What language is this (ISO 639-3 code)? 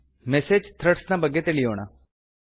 kan